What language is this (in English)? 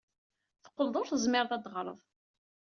Kabyle